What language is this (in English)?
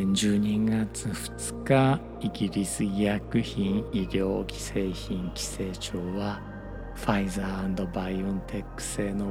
Japanese